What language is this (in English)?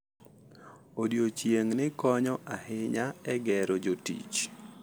Luo (Kenya and Tanzania)